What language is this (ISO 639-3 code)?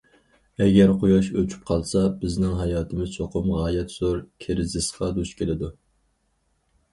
uig